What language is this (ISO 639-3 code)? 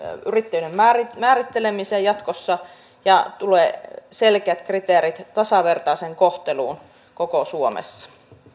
fin